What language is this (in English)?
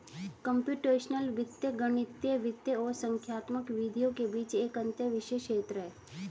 Hindi